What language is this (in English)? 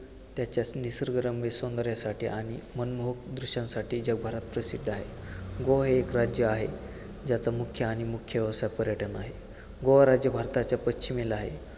Marathi